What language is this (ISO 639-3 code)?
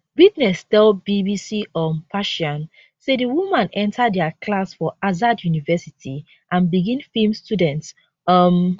pcm